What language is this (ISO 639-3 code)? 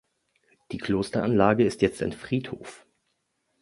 deu